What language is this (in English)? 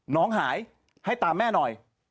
Thai